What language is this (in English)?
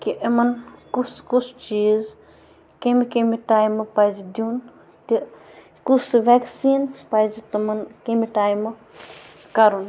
Kashmiri